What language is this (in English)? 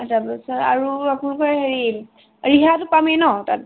Assamese